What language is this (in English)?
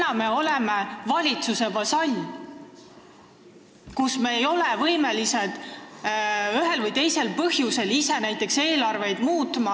Estonian